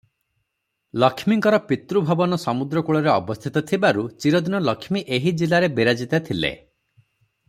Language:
Odia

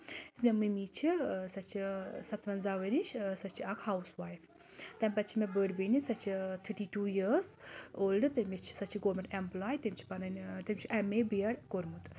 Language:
Kashmiri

